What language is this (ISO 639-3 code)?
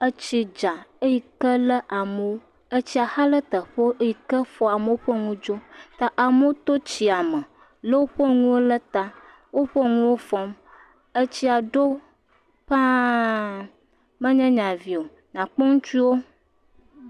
ewe